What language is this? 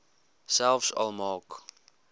Afrikaans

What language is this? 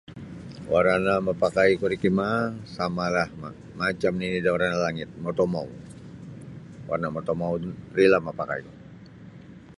Sabah Bisaya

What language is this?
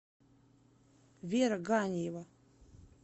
Russian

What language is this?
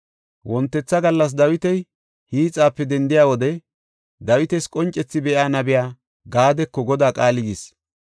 Gofa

